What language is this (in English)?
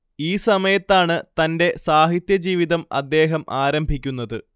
Malayalam